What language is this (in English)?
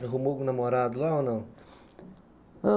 Portuguese